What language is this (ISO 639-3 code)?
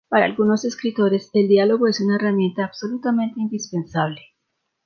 spa